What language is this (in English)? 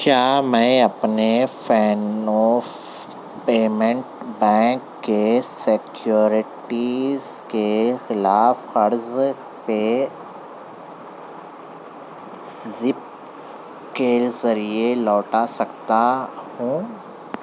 Urdu